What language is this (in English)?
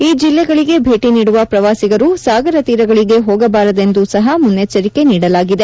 Kannada